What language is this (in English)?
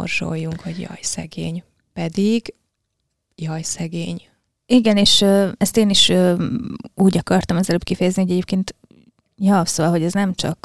Hungarian